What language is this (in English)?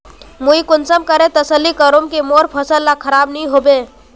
Magahi